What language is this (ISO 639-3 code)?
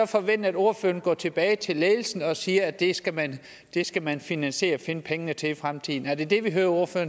dan